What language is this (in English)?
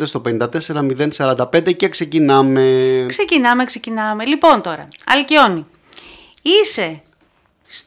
Greek